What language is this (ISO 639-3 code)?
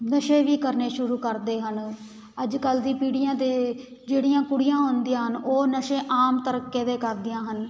pan